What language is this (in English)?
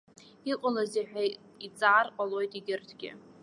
Abkhazian